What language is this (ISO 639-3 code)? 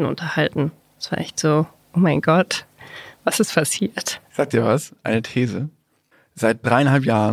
deu